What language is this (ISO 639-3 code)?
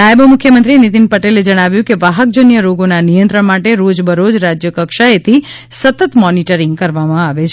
guj